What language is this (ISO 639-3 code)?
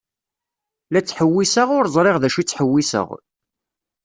kab